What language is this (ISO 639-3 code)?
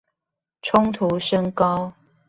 zho